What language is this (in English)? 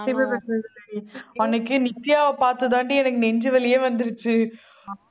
Tamil